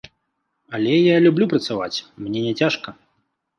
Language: Belarusian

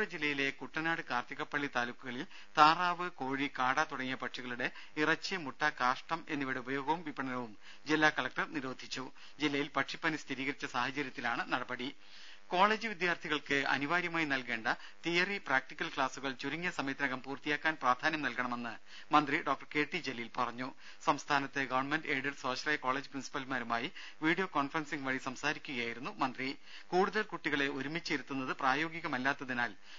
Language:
Malayalam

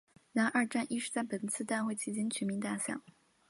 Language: Chinese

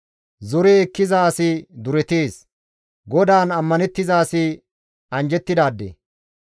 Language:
Gamo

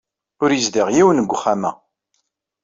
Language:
Kabyle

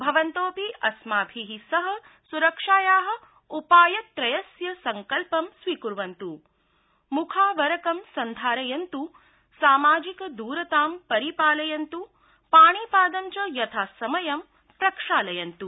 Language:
Sanskrit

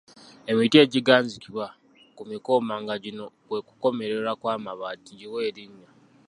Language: Ganda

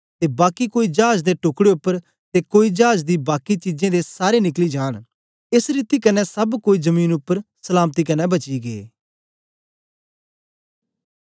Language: Dogri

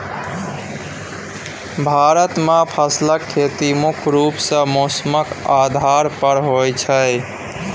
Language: Maithili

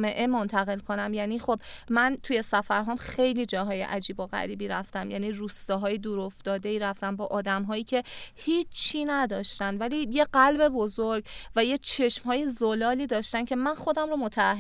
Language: Persian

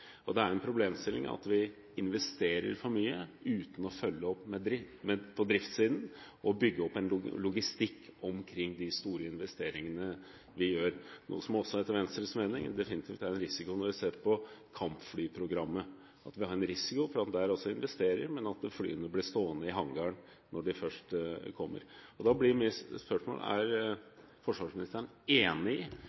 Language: Norwegian Bokmål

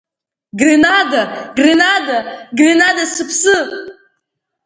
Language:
Abkhazian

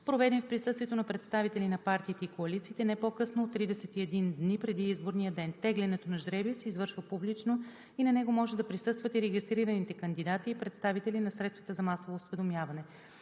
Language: Bulgarian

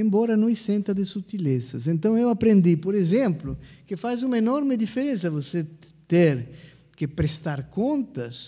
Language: Portuguese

